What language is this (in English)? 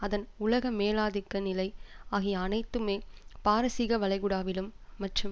Tamil